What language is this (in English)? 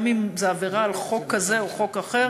Hebrew